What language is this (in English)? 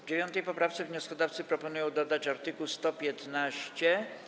Polish